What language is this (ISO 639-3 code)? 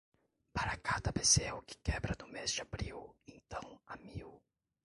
por